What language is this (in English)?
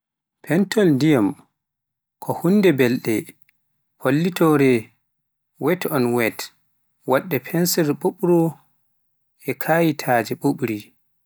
Pular